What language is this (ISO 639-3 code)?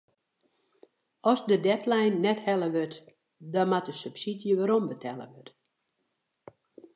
fry